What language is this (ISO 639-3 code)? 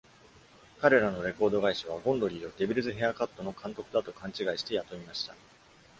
jpn